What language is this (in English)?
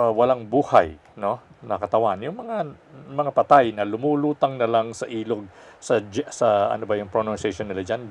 Filipino